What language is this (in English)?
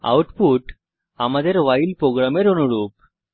Bangla